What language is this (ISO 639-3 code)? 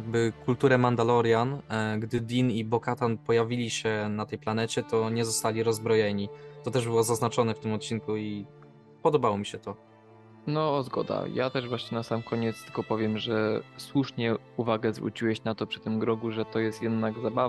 pol